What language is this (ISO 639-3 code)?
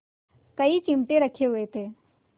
hin